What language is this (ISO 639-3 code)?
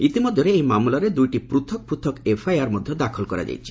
ori